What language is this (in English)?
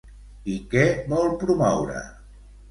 Catalan